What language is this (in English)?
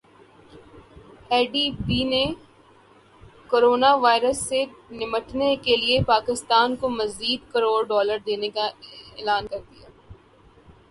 Urdu